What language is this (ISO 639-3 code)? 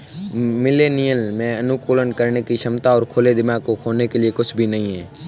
hin